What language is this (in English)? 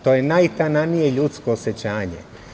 Serbian